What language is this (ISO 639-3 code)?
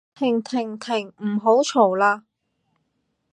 yue